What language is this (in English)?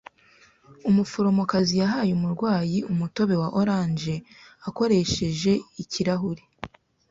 Kinyarwanda